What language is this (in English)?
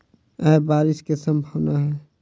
Maithili